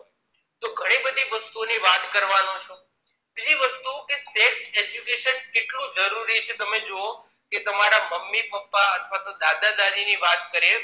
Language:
Gujarati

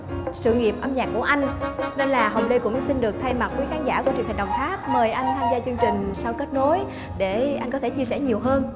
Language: Vietnamese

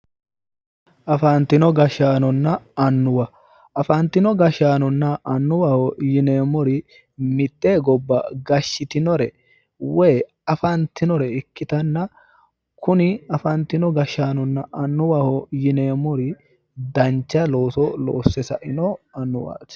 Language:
Sidamo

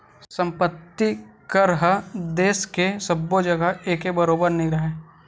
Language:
Chhattisgarhi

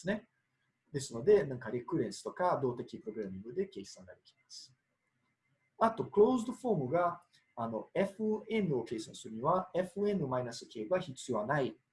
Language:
Japanese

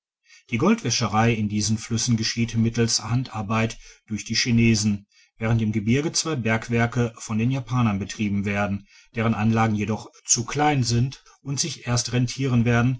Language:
German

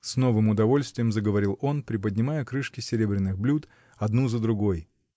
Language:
Russian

